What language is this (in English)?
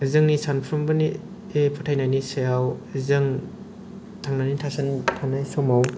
Bodo